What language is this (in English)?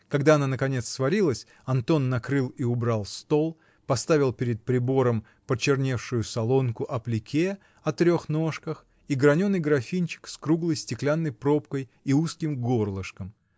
Russian